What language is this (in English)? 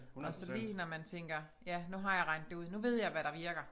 Danish